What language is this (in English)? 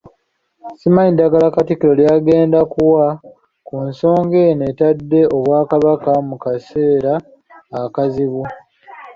Ganda